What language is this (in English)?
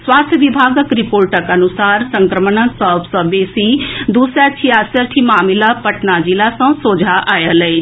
Maithili